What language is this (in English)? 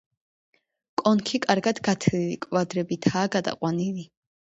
Georgian